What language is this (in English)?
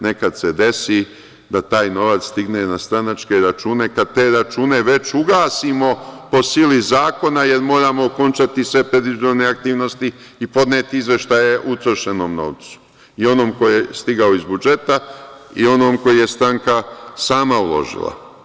Serbian